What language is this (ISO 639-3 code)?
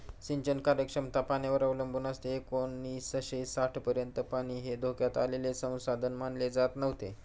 mar